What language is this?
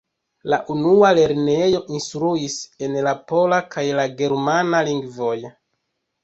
Esperanto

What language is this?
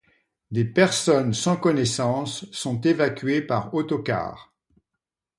French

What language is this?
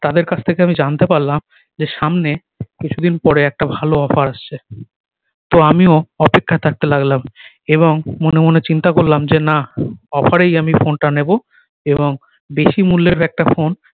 Bangla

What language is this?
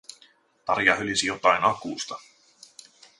Finnish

